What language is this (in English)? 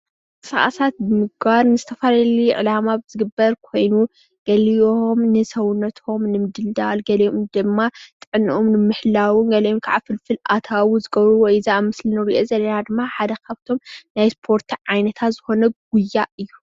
Tigrinya